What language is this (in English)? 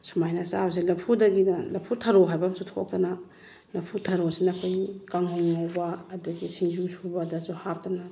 Manipuri